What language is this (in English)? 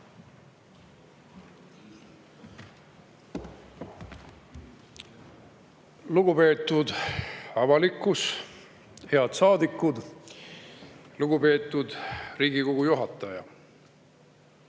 Estonian